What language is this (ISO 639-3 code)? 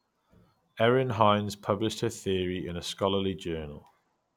eng